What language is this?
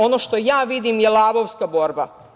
Serbian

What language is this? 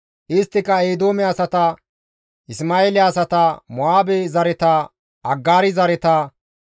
Gamo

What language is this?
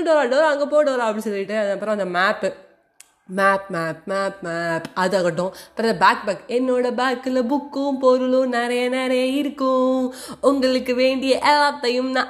Tamil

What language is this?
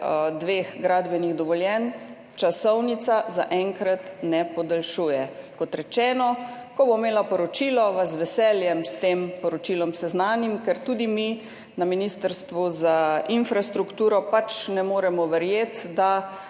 Slovenian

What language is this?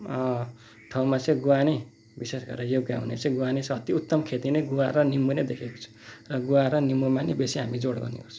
Nepali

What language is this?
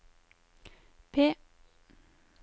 Norwegian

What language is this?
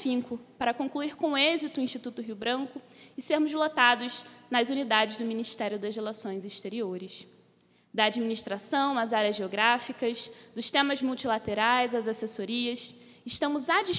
Portuguese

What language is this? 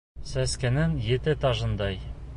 Bashkir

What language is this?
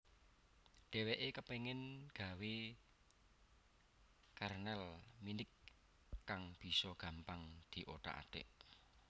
Javanese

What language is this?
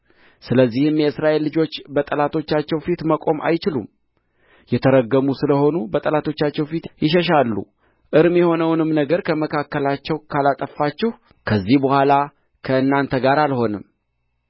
Amharic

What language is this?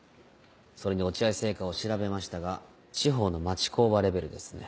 Japanese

